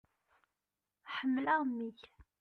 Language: Kabyle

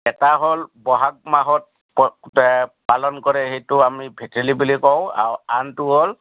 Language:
Assamese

